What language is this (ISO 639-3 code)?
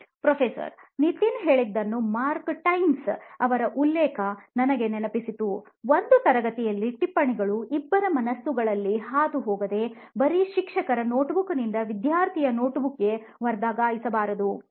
kan